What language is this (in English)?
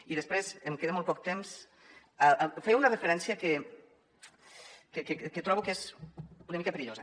Catalan